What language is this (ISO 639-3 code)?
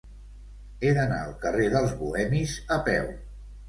cat